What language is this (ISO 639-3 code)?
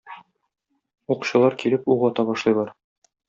tat